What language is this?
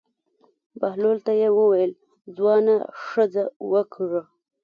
Pashto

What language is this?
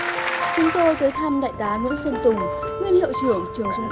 Vietnamese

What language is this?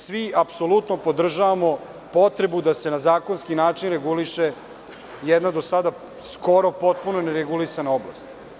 Serbian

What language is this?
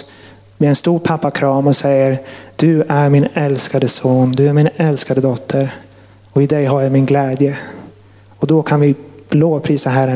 Swedish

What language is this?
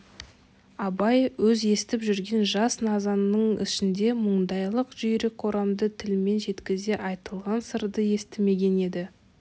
Kazakh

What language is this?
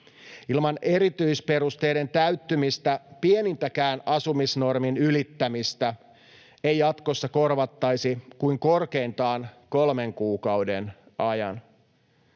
Finnish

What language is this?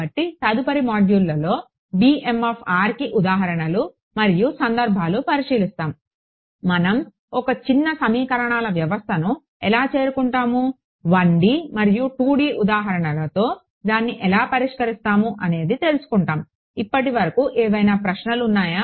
Telugu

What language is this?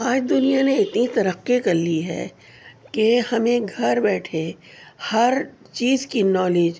Urdu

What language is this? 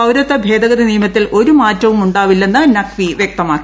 Malayalam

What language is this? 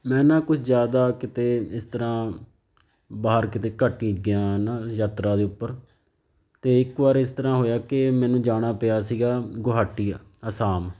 Punjabi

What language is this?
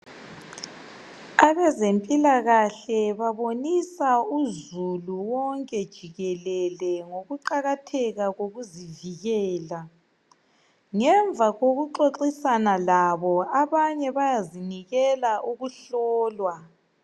North Ndebele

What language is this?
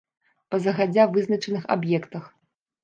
Belarusian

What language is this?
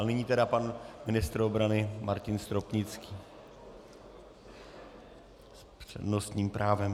Czech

